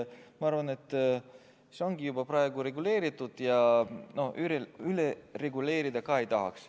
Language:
Estonian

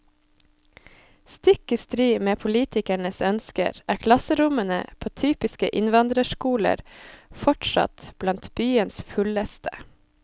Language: Norwegian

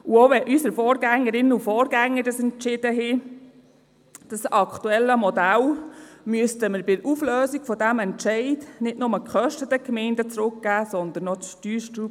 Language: Swiss German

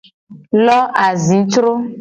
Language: Gen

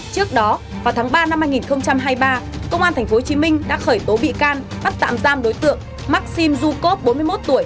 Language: Vietnamese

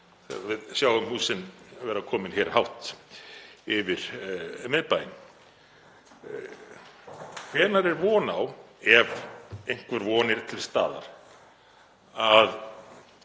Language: Icelandic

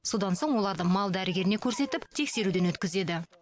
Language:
Kazakh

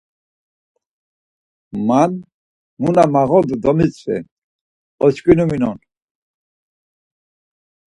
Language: Laz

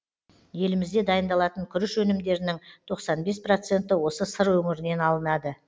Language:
Kazakh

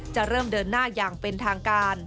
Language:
Thai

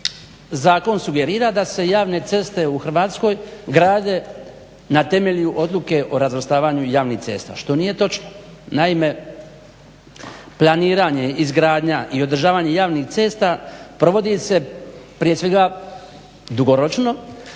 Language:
Croatian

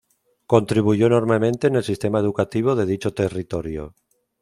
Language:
Spanish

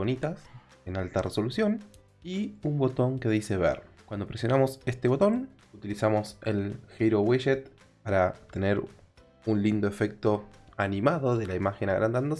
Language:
Spanish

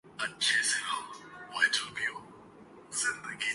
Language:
Urdu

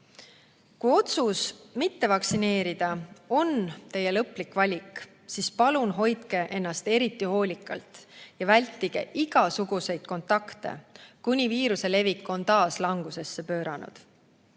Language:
Estonian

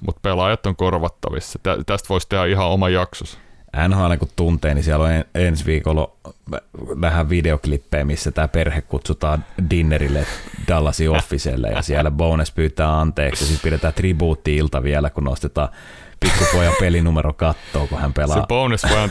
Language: Finnish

